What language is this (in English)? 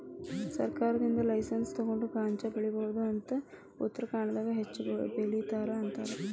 Kannada